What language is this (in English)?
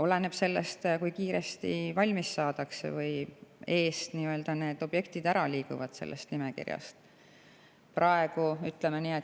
Estonian